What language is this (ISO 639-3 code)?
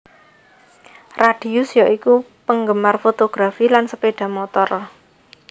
jav